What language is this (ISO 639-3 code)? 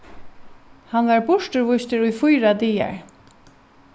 fao